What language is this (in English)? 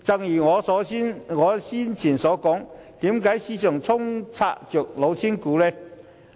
Cantonese